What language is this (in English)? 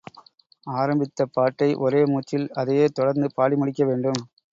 Tamil